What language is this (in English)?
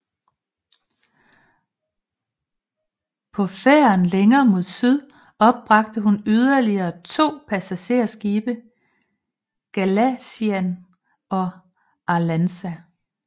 Danish